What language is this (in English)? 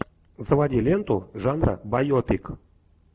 Russian